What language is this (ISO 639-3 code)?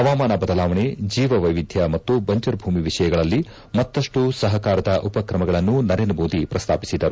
kan